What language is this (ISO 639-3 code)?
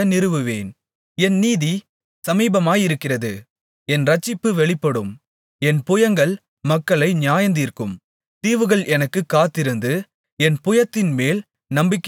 tam